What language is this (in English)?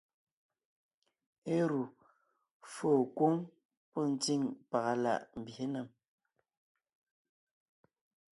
Ngiemboon